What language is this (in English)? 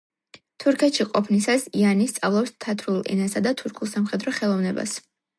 Georgian